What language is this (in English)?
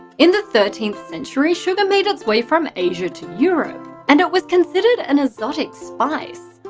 English